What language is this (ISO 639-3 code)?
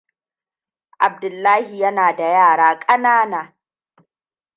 hau